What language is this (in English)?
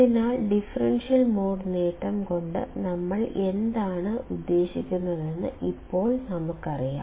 Malayalam